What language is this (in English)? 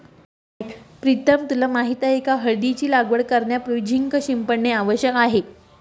Marathi